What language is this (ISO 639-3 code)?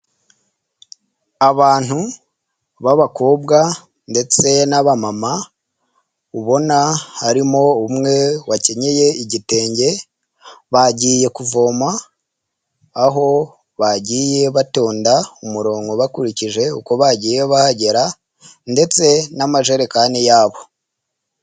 kin